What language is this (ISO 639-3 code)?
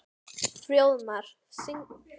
isl